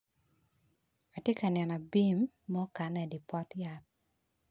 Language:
Acoli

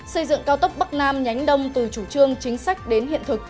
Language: Vietnamese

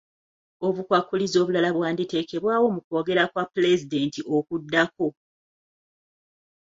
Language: Ganda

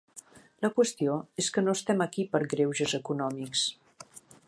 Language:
Catalan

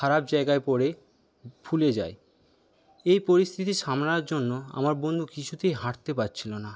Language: Bangla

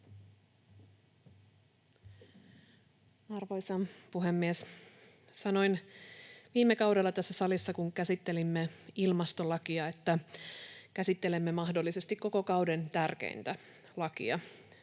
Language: Finnish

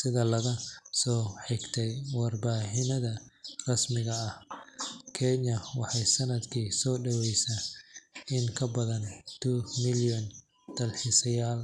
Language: Somali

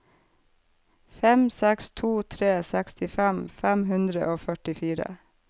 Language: Norwegian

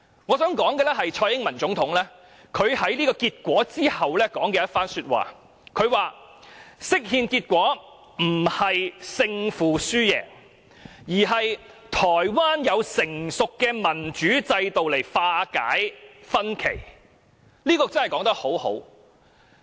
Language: Cantonese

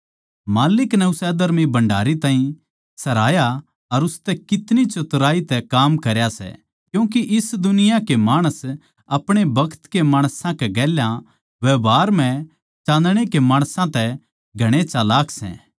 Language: Haryanvi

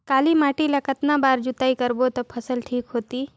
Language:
Chhattisgarhi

